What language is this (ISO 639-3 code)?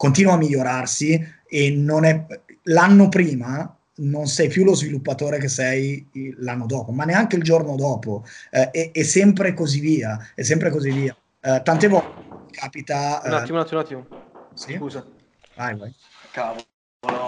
ita